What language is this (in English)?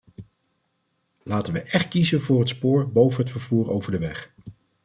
Dutch